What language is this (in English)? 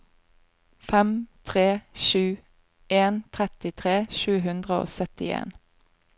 Norwegian